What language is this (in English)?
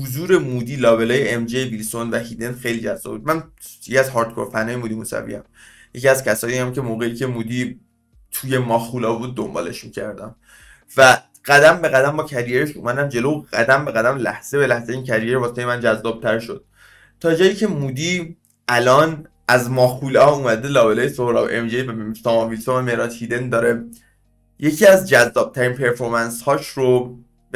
Persian